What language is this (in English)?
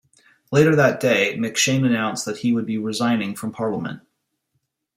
English